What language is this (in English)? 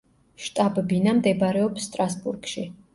Georgian